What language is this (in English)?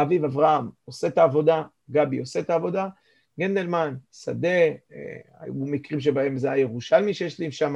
Hebrew